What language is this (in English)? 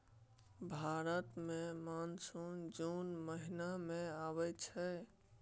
Maithili